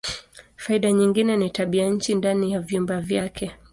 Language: Swahili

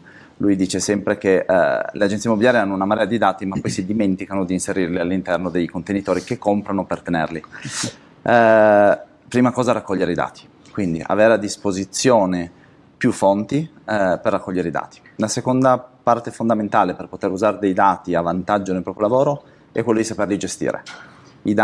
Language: Italian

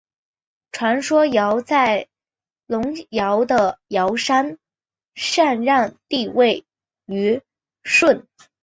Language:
Chinese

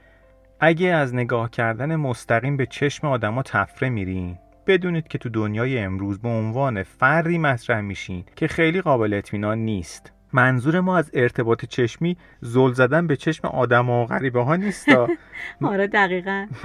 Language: Persian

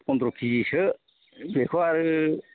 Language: Bodo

